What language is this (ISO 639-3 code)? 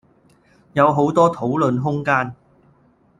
yue